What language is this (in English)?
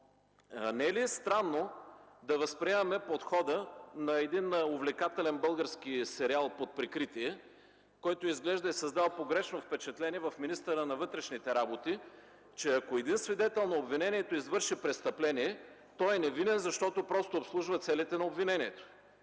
Bulgarian